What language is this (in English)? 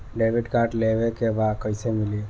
Bhojpuri